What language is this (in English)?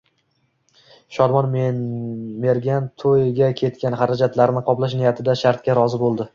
Uzbek